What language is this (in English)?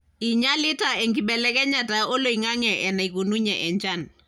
Masai